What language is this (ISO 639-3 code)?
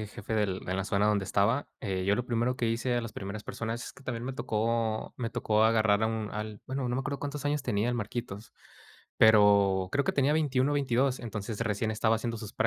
spa